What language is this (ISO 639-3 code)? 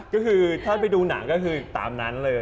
tha